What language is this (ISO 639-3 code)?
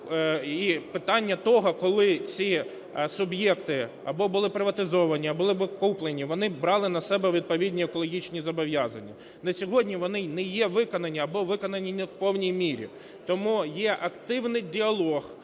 ukr